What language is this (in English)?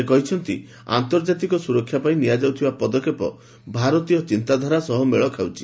Odia